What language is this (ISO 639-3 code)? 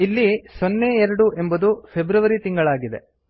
kan